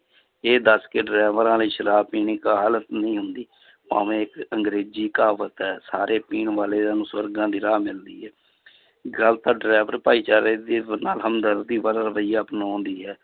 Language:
Punjabi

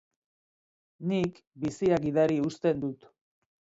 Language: Basque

